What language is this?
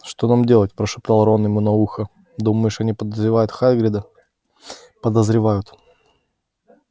Russian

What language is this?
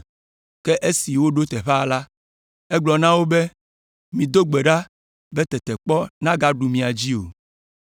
Ewe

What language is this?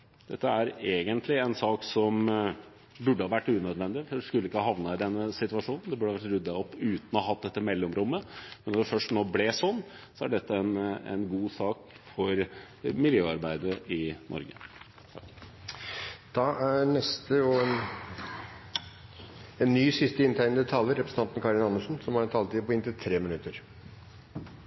Norwegian Bokmål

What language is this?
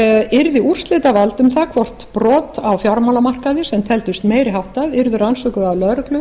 Icelandic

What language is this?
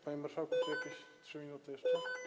Polish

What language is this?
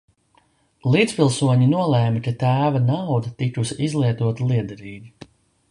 Latvian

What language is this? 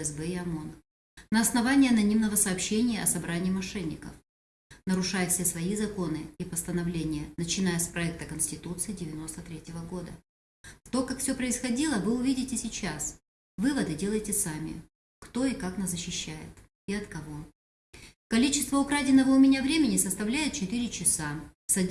Russian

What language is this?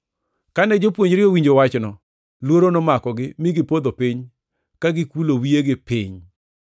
Luo (Kenya and Tanzania)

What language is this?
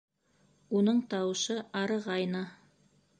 Bashkir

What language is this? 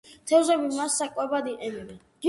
Georgian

